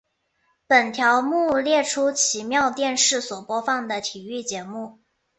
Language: Chinese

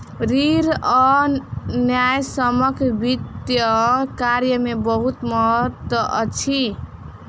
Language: Maithili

